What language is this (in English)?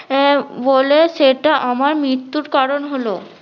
Bangla